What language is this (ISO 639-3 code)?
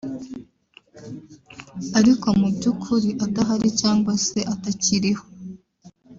kin